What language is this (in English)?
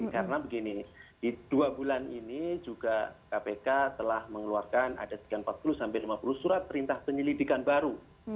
Indonesian